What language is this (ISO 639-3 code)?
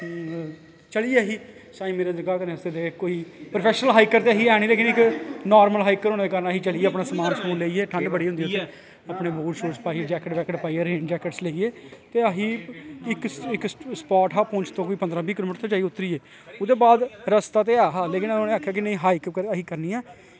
doi